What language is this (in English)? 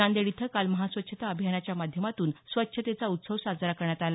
Marathi